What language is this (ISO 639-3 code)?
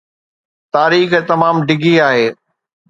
snd